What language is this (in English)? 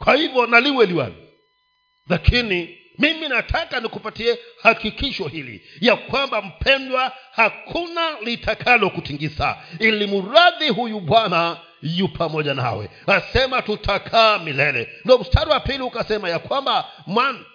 Swahili